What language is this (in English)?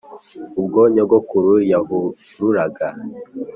Kinyarwanda